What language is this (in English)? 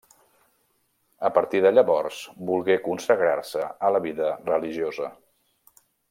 Catalan